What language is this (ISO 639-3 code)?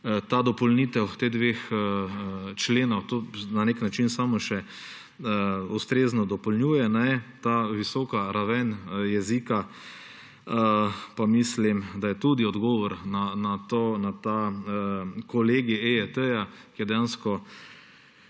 slv